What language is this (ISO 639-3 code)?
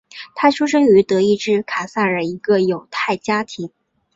zho